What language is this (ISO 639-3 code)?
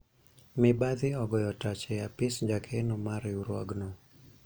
luo